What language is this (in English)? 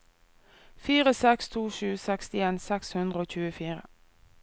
Norwegian